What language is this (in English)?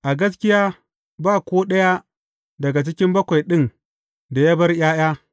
Hausa